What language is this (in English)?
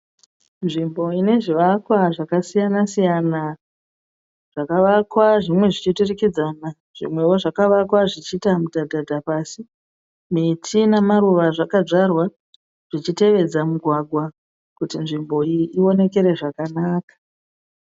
Shona